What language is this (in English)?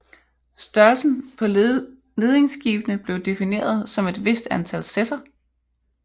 Danish